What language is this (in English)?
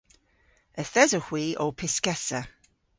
Cornish